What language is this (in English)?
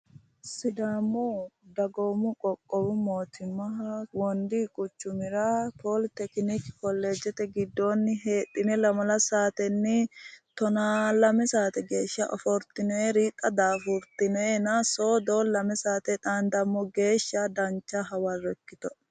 Sidamo